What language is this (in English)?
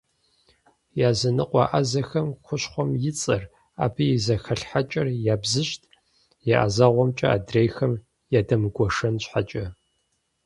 Kabardian